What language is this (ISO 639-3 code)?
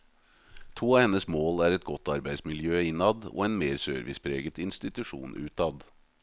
nor